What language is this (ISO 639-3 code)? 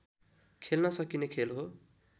nep